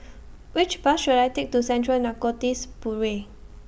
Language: English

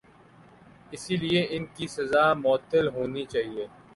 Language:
Urdu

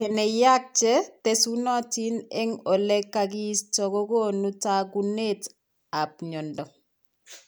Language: Kalenjin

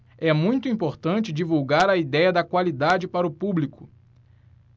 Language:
Portuguese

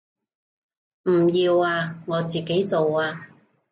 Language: Cantonese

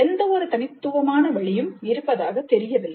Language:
Tamil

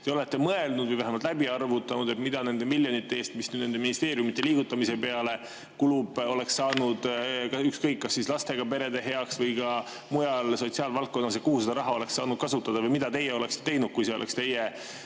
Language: Estonian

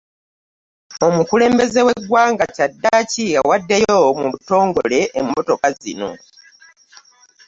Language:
Ganda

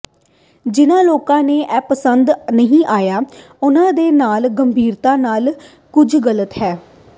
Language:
Punjabi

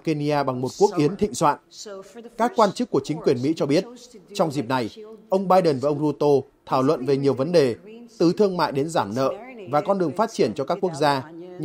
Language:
Vietnamese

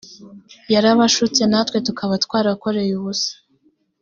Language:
Kinyarwanda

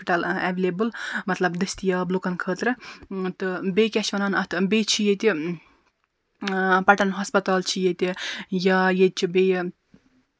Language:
Kashmiri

